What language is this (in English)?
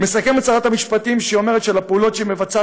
Hebrew